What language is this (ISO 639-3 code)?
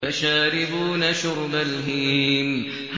ara